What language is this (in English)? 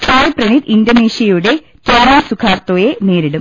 Malayalam